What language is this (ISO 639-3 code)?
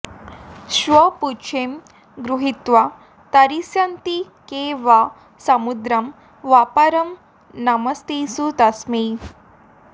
san